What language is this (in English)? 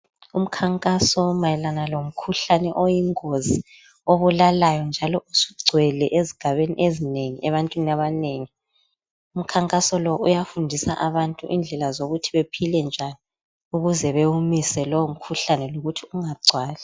North Ndebele